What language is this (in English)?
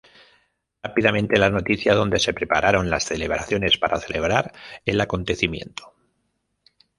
Spanish